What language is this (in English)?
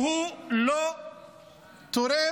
Hebrew